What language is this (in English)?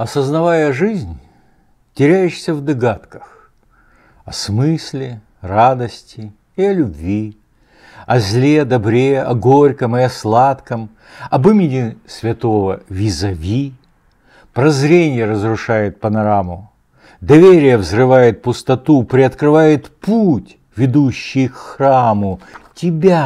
Russian